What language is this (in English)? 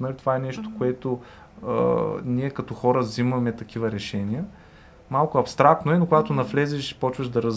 Bulgarian